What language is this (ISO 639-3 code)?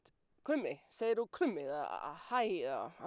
isl